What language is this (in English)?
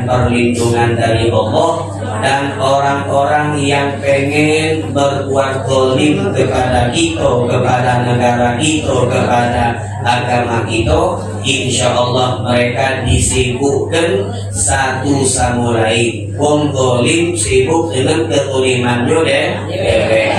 Indonesian